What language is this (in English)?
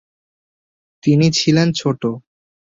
Bangla